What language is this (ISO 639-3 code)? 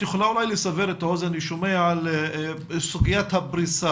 heb